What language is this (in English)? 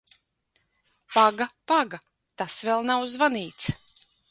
Latvian